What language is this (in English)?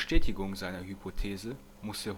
German